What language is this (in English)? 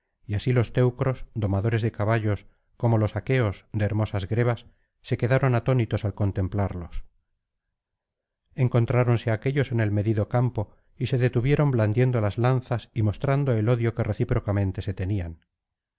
Spanish